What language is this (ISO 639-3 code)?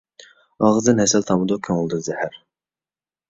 uig